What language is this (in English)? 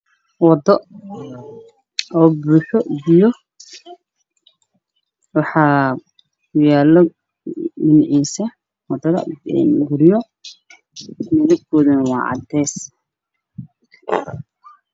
Somali